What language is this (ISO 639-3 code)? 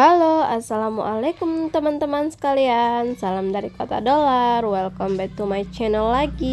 ind